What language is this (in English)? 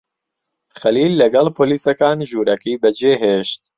Central Kurdish